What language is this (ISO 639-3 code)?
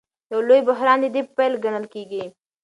pus